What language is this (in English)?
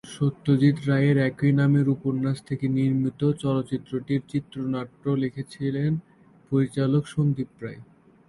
Bangla